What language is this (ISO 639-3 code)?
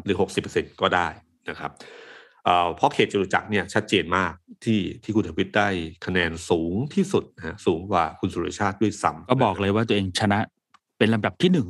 tha